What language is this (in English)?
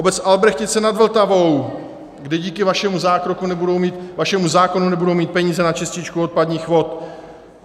Czech